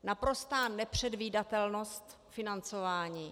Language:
Czech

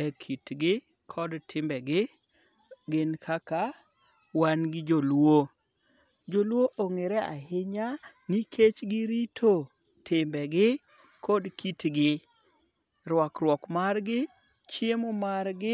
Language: Luo (Kenya and Tanzania)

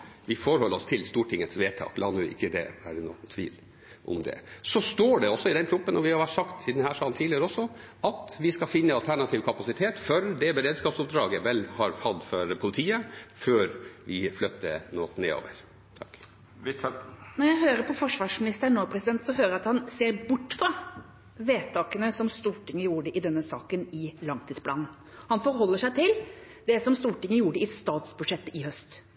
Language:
Norwegian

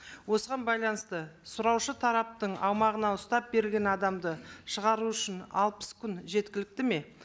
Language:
Kazakh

